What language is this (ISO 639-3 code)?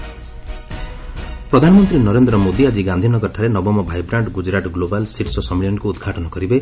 ori